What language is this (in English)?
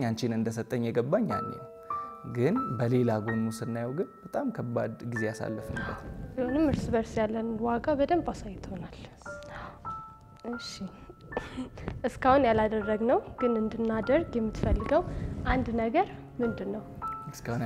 Arabic